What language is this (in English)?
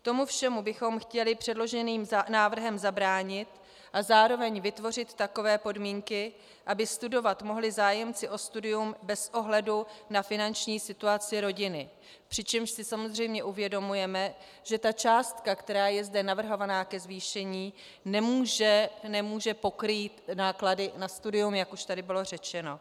Czech